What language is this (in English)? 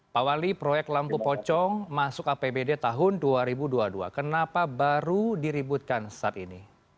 Indonesian